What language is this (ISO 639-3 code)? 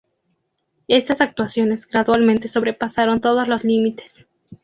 spa